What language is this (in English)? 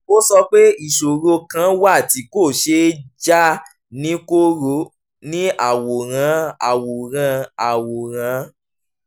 Yoruba